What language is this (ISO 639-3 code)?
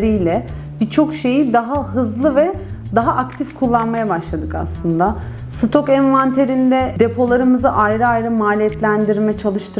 tur